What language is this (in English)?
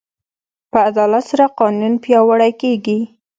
Pashto